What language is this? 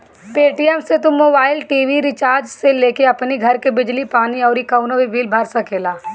Bhojpuri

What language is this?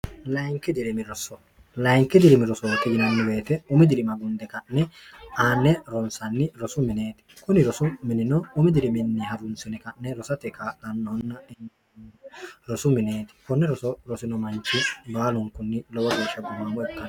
Sidamo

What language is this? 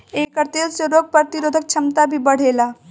Bhojpuri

